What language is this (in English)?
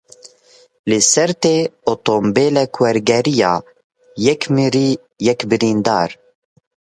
Kurdish